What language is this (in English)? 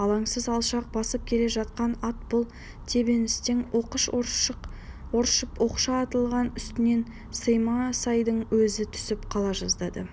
Kazakh